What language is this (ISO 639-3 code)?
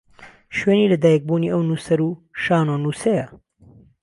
ckb